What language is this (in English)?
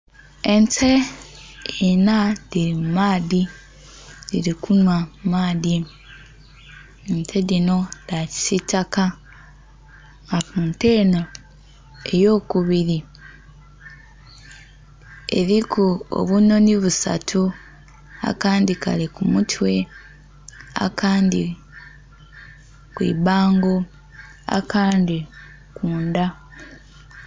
Soga